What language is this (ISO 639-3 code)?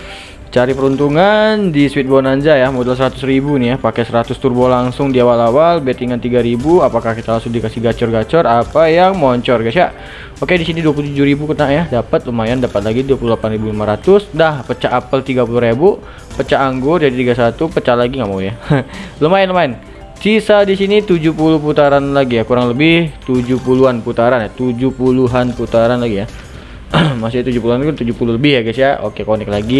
ind